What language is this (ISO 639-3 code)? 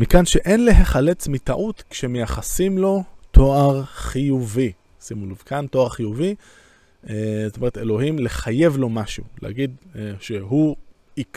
heb